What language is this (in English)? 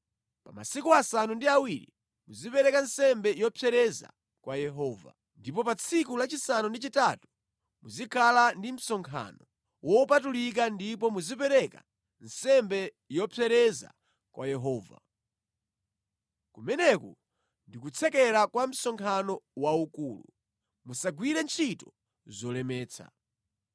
Nyanja